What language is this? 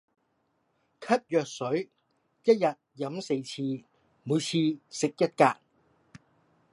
Cantonese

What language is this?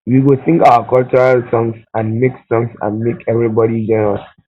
Nigerian Pidgin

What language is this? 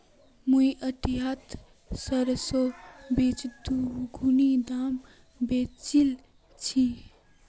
Magahi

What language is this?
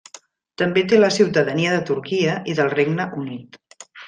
Catalan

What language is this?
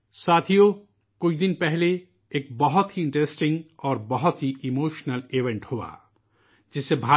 Urdu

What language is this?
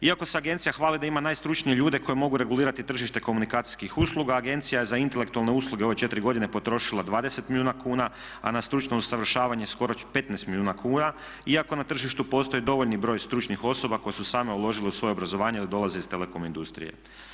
Croatian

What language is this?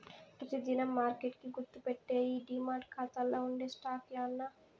Telugu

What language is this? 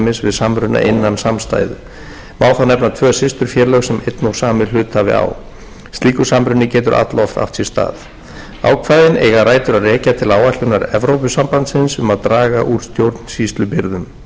Icelandic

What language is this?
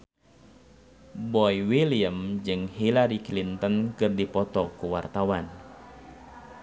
Sundanese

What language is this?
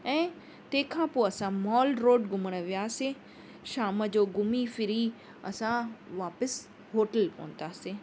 Sindhi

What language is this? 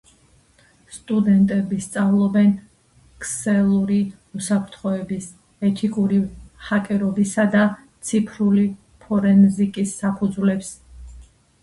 Georgian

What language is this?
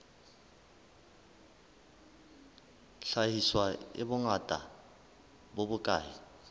Southern Sotho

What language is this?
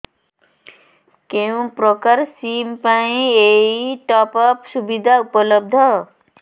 Odia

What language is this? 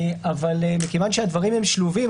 Hebrew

